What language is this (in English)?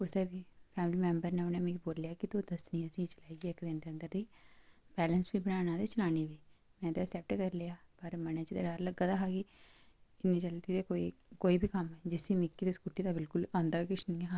Dogri